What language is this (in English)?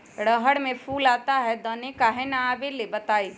Magahi